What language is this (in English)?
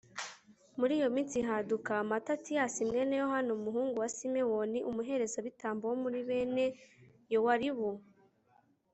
Kinyarwanda